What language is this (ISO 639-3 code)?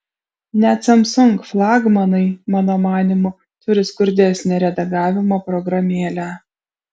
lit